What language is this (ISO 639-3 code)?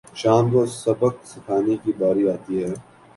urd